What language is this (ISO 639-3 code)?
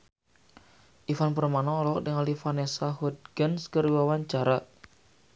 sun